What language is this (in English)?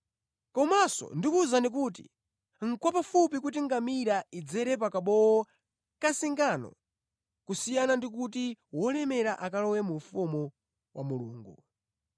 Nyanja